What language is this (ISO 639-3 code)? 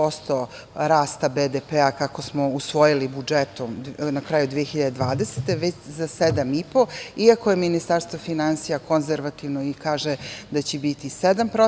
srp